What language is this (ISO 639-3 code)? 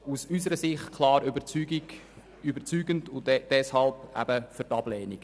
gsw